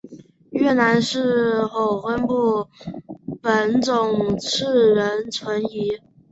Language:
Chinese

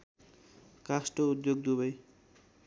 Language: Nepali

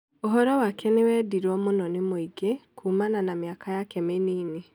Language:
Kikuyu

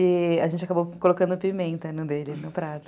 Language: Portuguese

